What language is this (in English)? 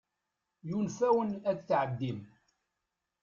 Kabyle